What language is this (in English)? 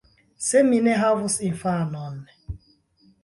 Esperanto